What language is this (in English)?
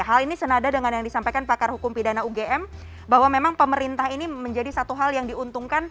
Indonesian